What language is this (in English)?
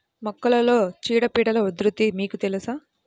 Telugu